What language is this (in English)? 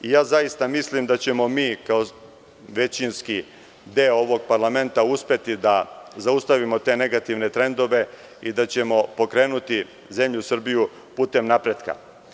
Serbian